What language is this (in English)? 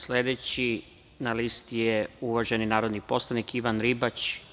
Serbian